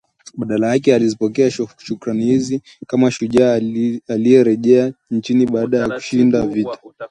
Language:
Swahili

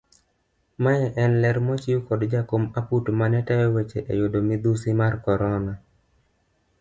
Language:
Luo (Kenya and Tanzania)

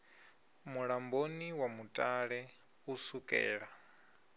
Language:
Venda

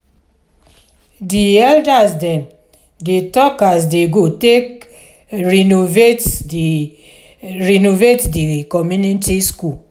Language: Nigerian Pidgin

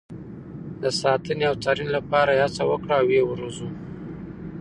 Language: Pashto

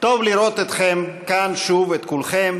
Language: Hebrew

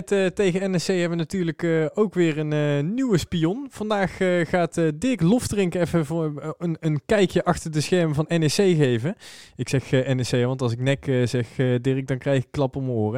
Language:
Dutch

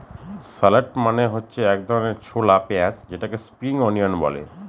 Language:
Bangla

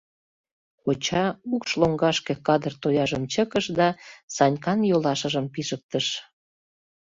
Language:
Mari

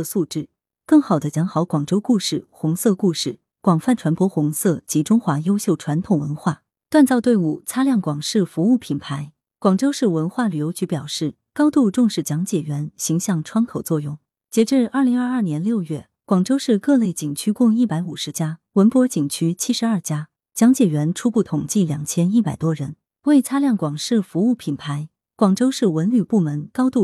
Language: Chinese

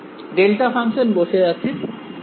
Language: Bangla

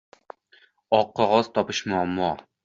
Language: Uzbek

